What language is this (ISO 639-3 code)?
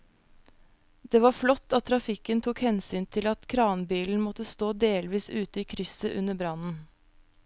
nor